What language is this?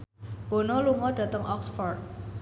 Javanese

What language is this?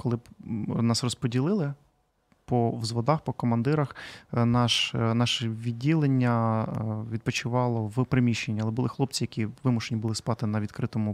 Ukrainian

